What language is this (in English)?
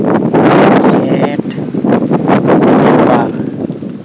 Santali